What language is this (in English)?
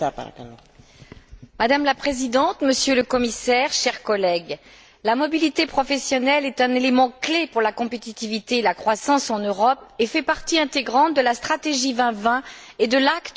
French